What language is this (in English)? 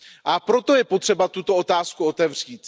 Czech